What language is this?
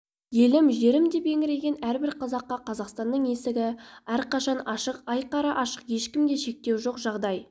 Kazakh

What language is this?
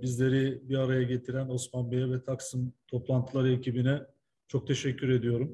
Turkish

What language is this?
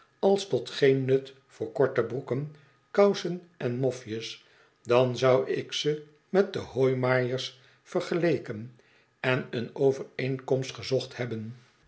Dutch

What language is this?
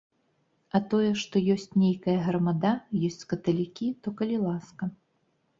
Belarusian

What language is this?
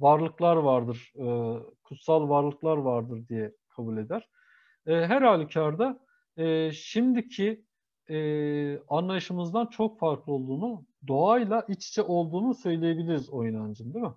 Turkish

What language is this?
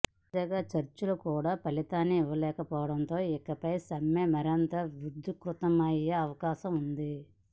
Telugu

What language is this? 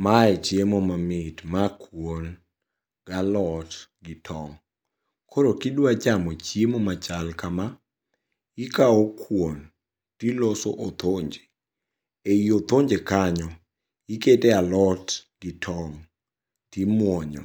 Luo (Kenya and Tanzania)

